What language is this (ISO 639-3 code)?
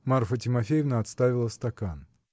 rus